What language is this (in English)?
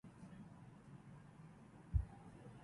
Domaaki